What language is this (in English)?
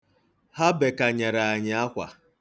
Igbo